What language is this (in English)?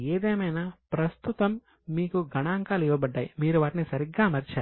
Telugu